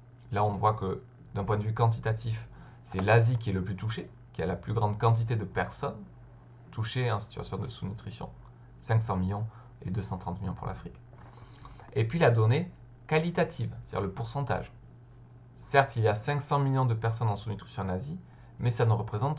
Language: French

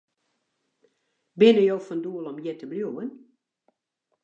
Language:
Western Frisian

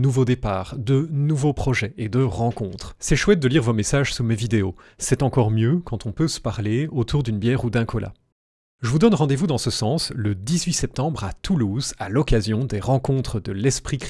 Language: French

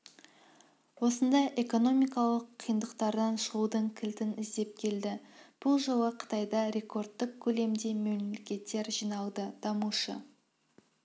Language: Kazakh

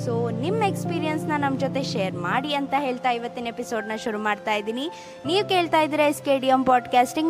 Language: Kannada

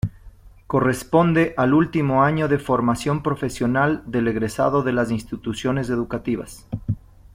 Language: Spanish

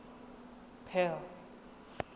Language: Tswana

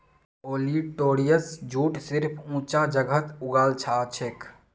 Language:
Magahi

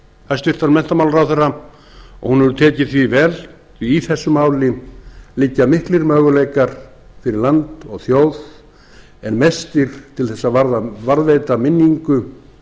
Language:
Icelandic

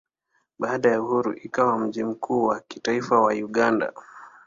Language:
Swahili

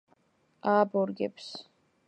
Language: Georgian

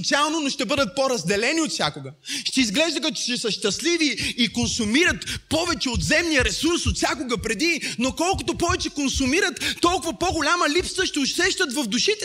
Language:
Bulgarian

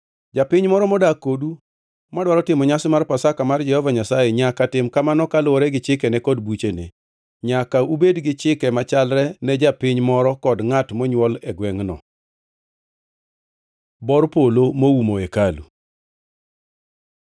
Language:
Luo (Kenya and Tanzania)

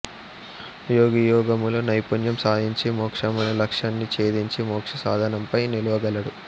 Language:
Telugu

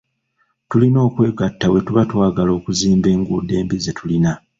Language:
Ganda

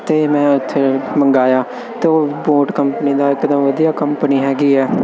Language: Punjabi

